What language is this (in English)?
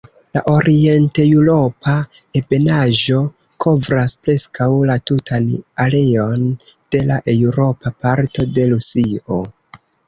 Esperanto